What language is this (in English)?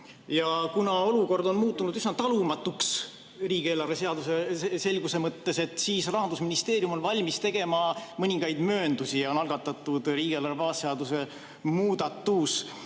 Estonian